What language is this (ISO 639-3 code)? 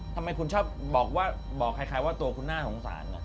tha